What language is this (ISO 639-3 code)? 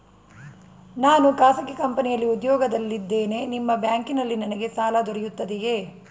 kan